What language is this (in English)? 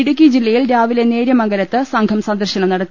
Malayalam